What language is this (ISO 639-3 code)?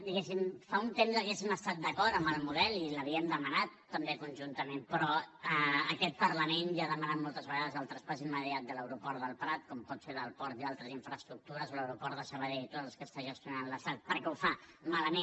cat